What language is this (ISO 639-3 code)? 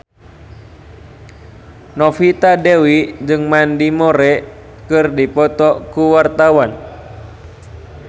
sun